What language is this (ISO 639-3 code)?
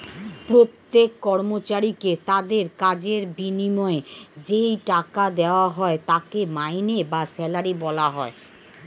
ben